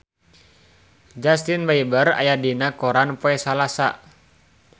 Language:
Sundanese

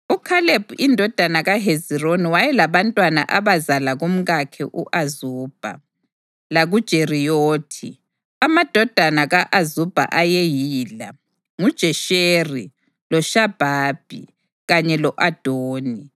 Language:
North Ndebele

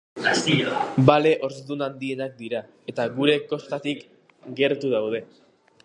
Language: Basque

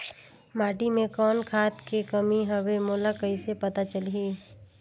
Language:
Chhattisgarhi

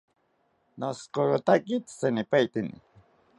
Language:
South Ucayali Ashéninka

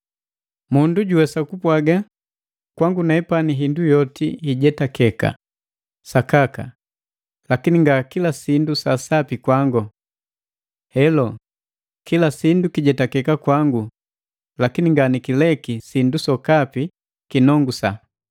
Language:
Matengo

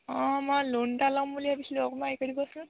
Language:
Assamese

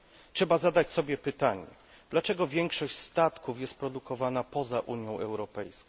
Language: Polish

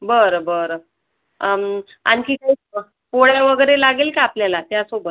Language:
Marathi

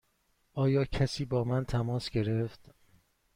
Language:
Persian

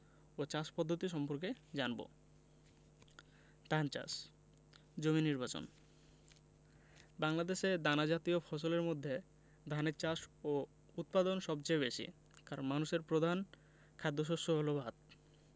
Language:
Bangla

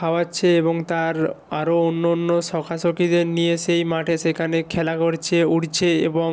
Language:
Bangla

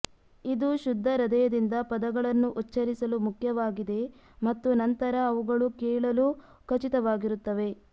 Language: Kannada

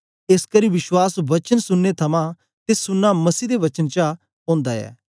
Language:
Dogri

